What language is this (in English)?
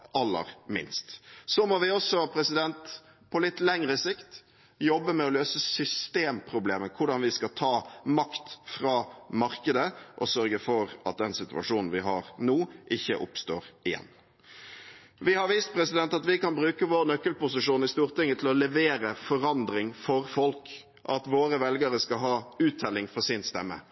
Norwegian Bokmål